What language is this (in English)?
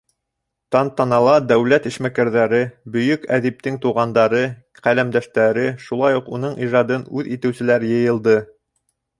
Bashkir